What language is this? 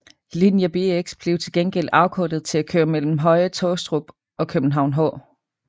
Danish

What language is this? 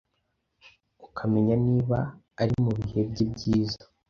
Kinyarwanda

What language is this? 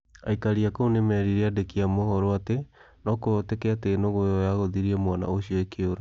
Kikuyu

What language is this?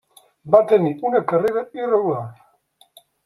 Catalan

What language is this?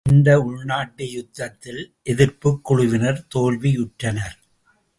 Tamil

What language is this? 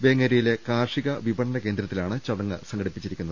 Malayalam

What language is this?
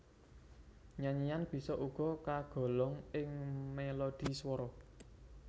Javanese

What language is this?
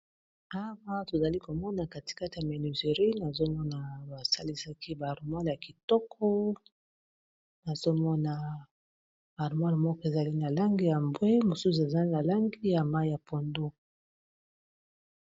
Lingala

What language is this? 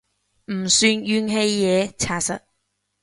Cantonese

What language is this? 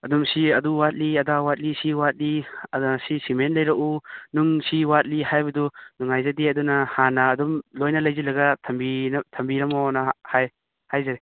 Manipuri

